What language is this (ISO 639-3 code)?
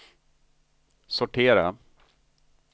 swe